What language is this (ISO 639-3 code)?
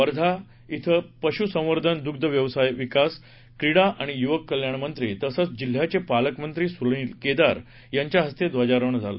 mar